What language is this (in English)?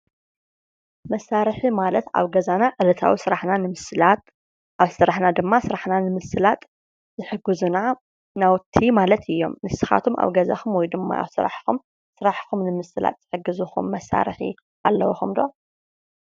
Tigrinya